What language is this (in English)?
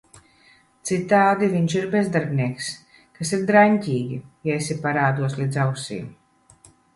Latvian